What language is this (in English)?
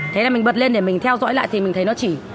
Vietnamese